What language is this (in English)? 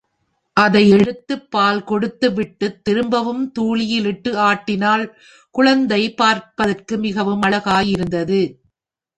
Tamil